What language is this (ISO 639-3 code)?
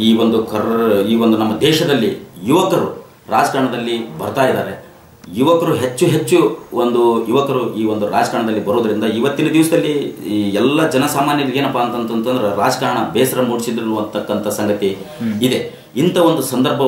kan